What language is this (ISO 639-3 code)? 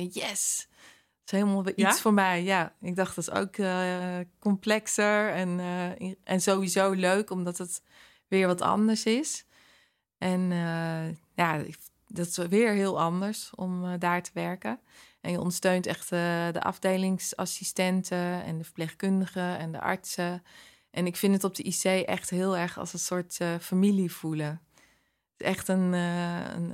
nld